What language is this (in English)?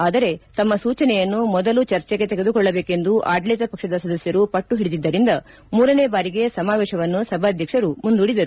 Kannada